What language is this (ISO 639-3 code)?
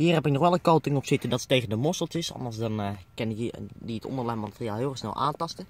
nld